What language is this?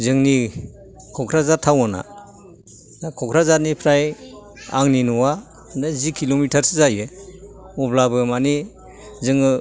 Bodo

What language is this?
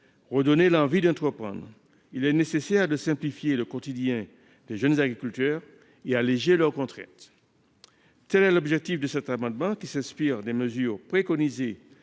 French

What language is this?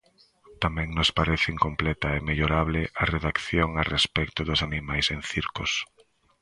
Galician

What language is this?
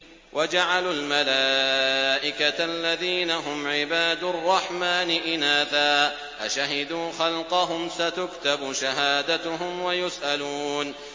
Arabic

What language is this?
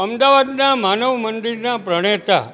Gujarati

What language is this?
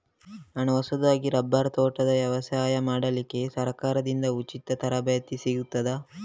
Kannada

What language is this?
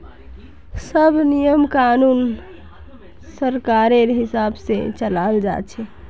Magahi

